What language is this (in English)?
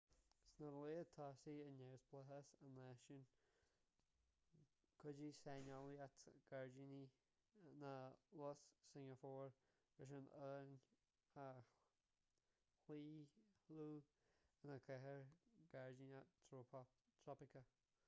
Irish